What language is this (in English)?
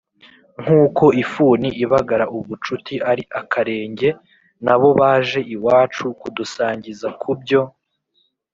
Kinyarwanda